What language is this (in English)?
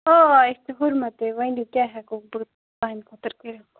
Kashmiri